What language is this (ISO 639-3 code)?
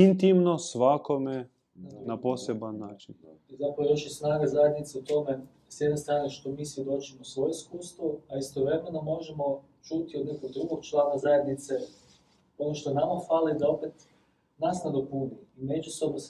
hrv